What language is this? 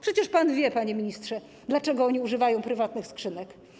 Polish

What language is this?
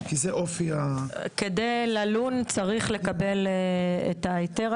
Hebrew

